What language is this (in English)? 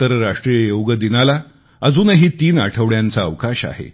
Marathi